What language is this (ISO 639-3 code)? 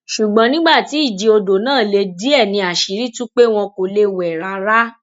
yor